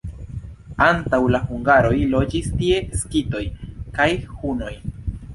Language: Esperanto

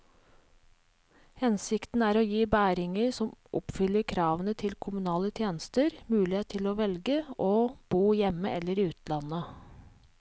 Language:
Norwegian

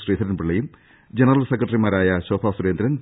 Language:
Malayalam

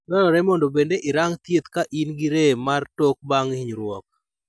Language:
Luo (Kenya and Tanzania)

